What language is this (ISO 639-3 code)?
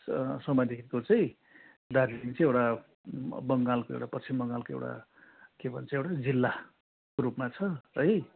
nep